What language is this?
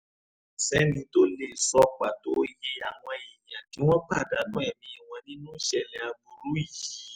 Yoruba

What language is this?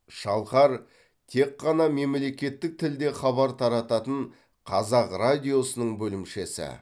Kazakh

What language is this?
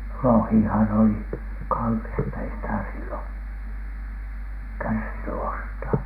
Finnish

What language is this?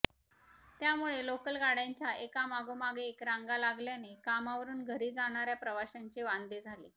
Marathi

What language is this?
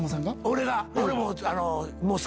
Japanese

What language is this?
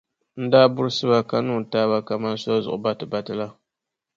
Dagbani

